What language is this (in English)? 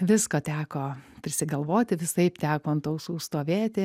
Lithuanian